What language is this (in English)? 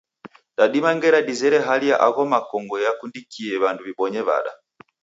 Taita